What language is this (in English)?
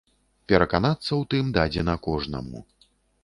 Belarusian